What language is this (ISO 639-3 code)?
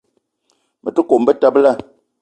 eto